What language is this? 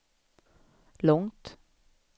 Swedish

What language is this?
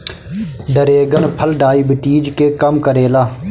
Bhojpuri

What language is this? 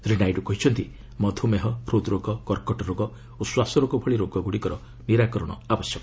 Odia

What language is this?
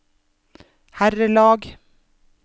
Norwegian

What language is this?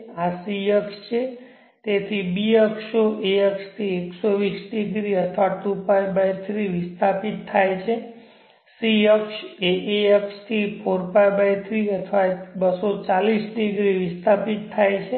Gujarati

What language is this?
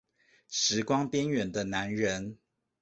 Chinese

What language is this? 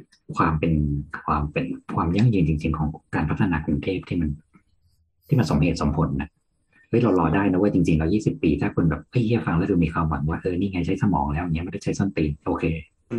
Thai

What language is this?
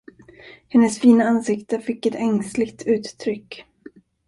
Swedish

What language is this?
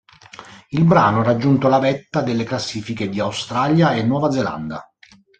Italian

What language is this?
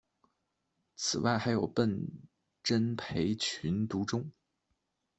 Chinese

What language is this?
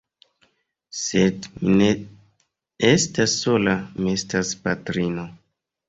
Esperanto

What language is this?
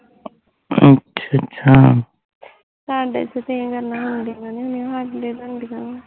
Punjabi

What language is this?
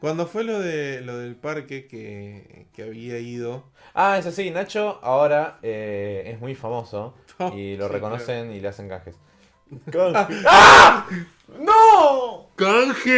Spanish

